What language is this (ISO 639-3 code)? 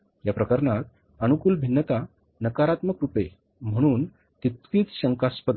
mar